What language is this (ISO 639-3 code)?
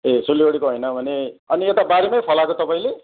nep